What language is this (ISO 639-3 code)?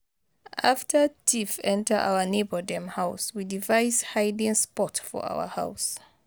pcm